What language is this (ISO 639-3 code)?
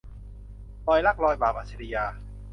tha